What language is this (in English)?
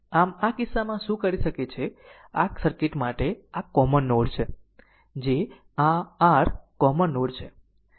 Gujarati